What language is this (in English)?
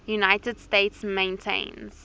English